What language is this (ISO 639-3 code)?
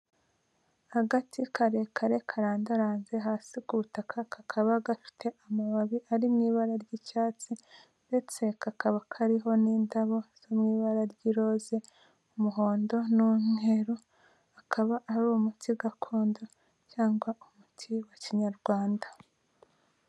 kin